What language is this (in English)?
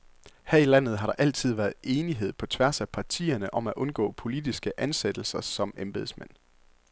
Danish